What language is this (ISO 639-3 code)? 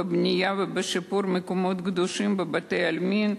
heb